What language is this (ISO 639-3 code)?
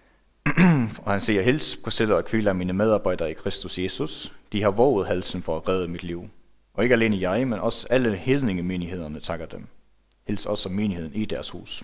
dan